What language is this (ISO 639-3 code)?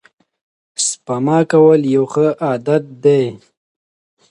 pus